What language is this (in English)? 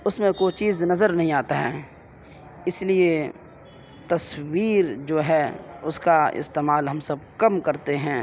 Urdu